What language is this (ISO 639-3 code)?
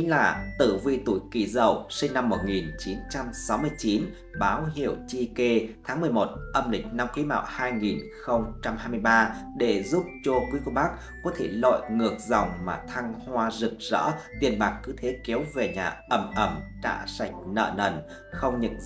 vie